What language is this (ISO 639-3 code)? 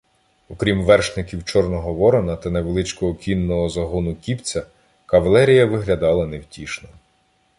ukr